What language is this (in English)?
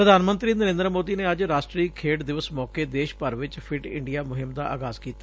Punjabi